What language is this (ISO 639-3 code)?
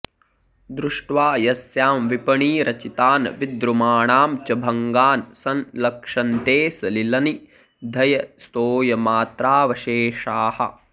san